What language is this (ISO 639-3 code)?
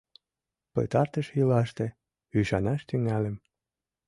chm